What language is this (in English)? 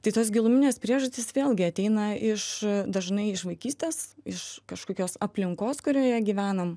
Lithuanian